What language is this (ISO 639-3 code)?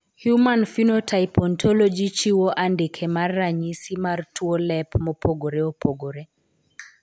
luo